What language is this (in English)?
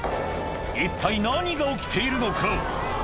Japanese